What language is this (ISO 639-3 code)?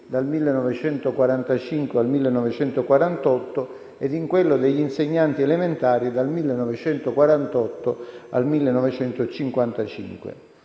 ita